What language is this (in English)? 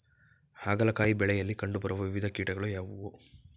Kannada